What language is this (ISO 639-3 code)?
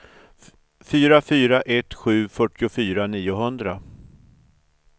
swe